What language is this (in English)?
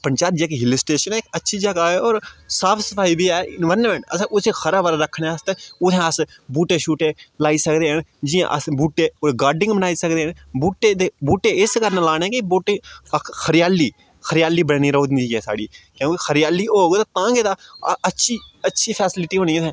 Dogri